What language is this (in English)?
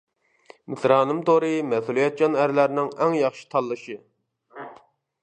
Uyghur